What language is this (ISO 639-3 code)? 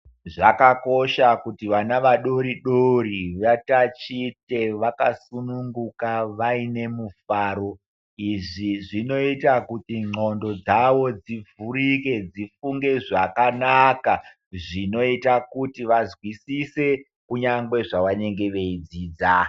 ndc